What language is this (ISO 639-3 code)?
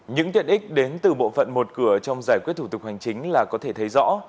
vie